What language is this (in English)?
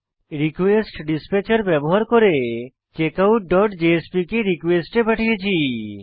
Bangla